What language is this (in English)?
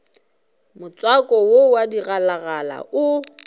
Northern Sotho